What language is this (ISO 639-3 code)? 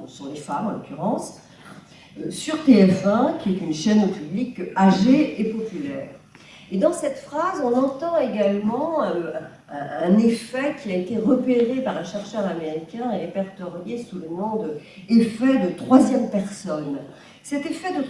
fra